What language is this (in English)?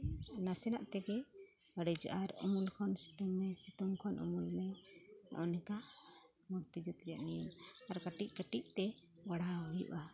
Santali